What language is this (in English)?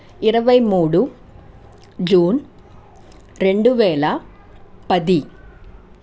Telugu